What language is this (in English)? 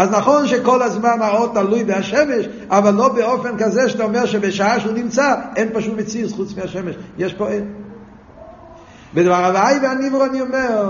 Hebrew